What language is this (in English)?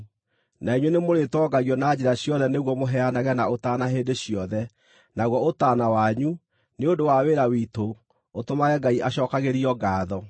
Kikuyu